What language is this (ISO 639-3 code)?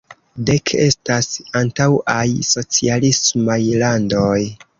epo